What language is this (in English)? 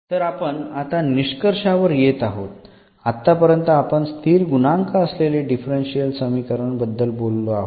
Marathi